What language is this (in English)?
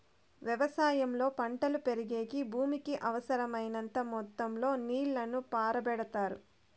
Telugu